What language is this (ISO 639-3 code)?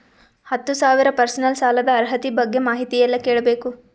kan